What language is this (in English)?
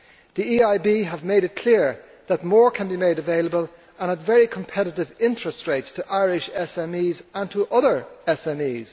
English